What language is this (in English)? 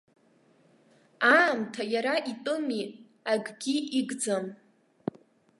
Abkhazian